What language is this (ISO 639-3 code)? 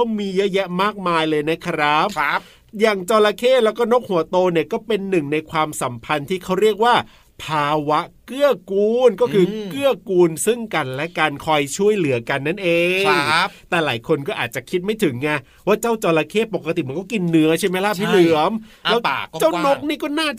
tha